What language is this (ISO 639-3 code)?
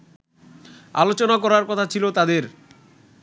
ben